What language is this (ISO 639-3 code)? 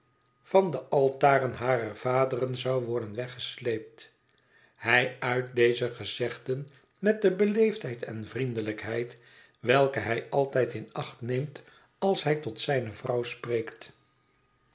nld